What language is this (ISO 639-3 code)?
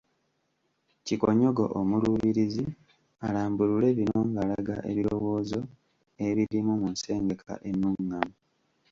lug